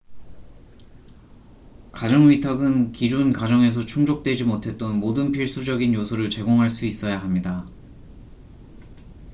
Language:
Korean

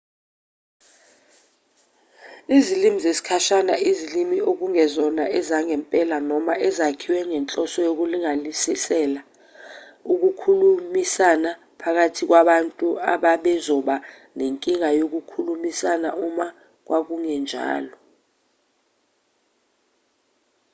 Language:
Zulu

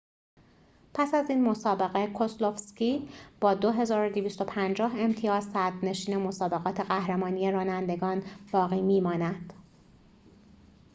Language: Persian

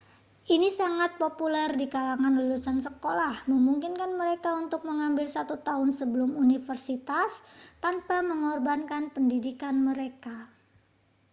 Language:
Indonesian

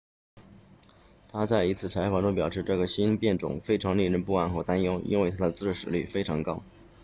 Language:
Chinese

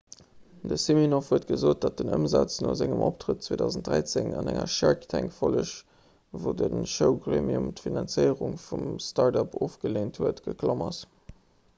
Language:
Luxembourgish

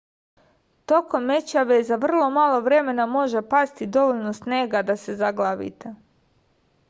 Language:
Serbian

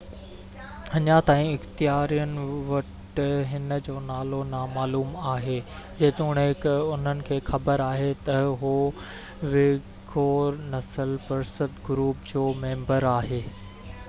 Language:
Sindhi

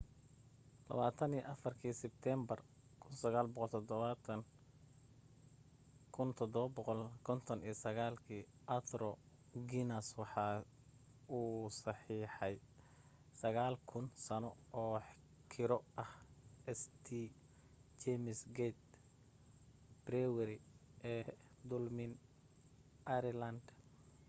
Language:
Somali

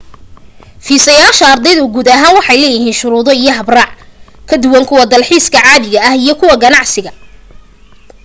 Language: Somali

